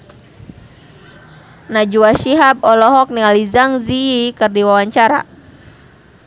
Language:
Sundanese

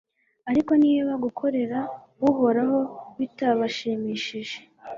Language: Kinyarwanda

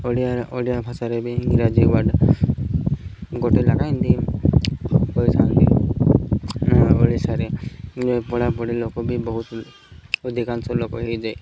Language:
Odia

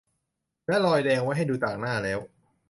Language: Thai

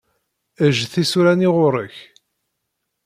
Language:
Kabyle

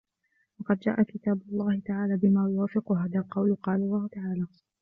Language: Arabic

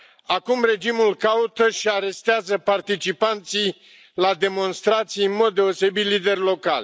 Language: Romanian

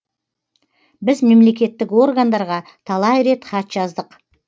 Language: Kazakh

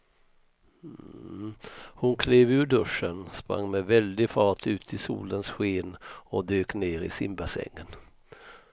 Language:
Swedish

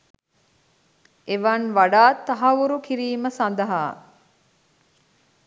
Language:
Sinhala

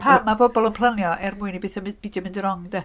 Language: Welsh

